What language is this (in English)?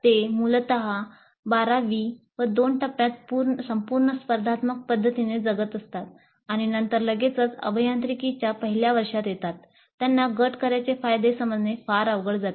Marathi